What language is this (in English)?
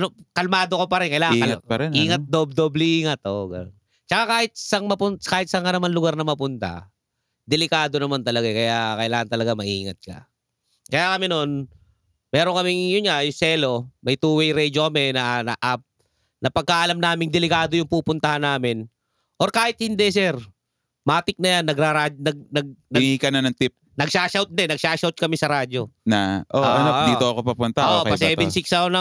Filipino